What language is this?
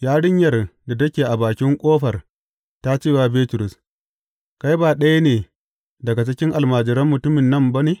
Hausa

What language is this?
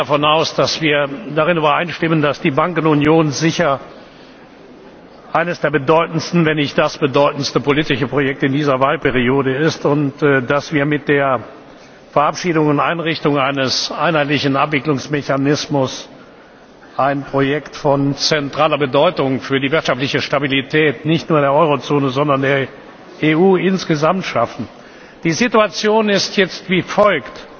German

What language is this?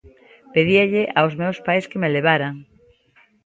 Galician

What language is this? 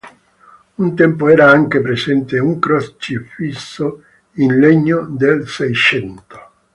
Italian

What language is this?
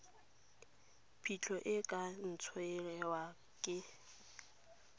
Tswana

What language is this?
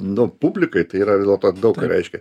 Lithuanian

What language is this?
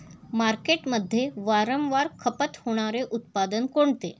Marathi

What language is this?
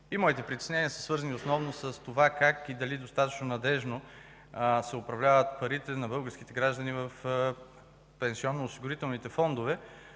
Bulgarian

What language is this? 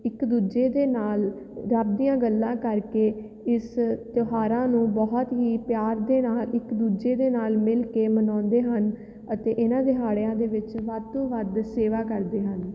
Punjabi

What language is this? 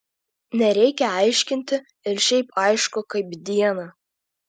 Lithuanian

